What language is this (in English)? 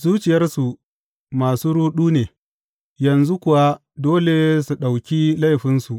Hausa